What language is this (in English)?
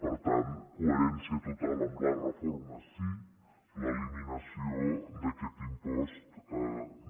Catalan